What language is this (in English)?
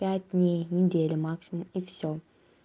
Russian